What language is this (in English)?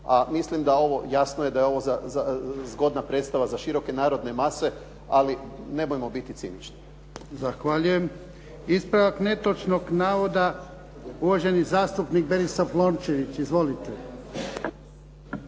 Croatian